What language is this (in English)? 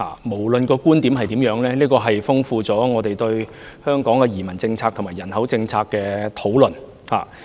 Cantonese